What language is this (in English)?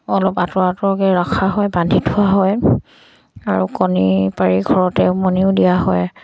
Assamese